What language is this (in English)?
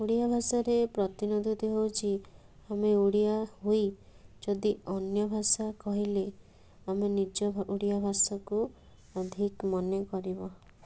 Odia